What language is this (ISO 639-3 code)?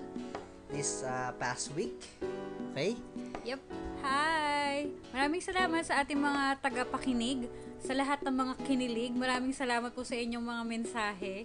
fil